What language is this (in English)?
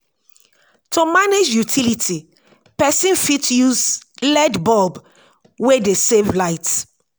Nigerian Pidgin